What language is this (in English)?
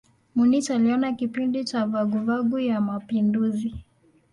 Swahili